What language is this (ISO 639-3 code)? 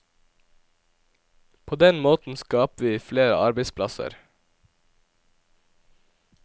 nor